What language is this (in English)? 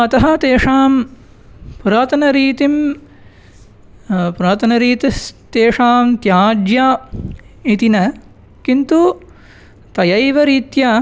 Sanskrit